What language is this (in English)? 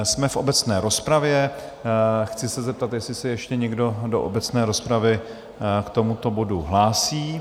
Czech